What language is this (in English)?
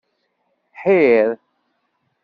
Kabyle